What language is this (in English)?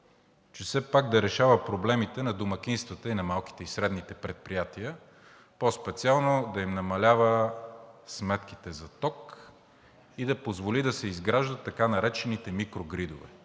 Bulgarian